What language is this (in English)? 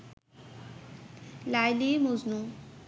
Bangla